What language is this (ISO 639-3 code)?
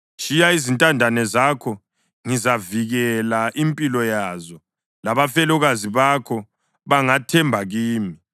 nde